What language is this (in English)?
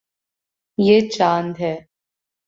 Urdu